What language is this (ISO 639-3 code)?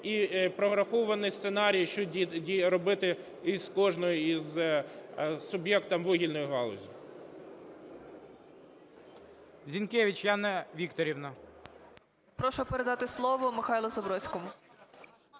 ukr